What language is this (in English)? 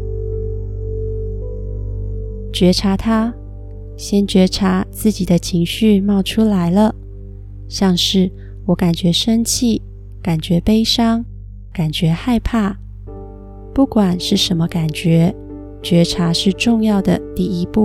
Chinese